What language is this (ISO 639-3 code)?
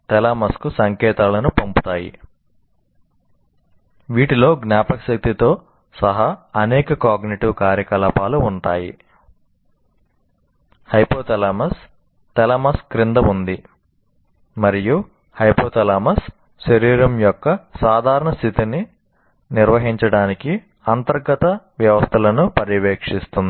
tel